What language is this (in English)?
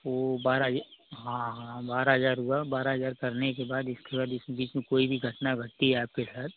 Hindi